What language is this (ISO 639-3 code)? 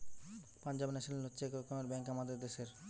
ben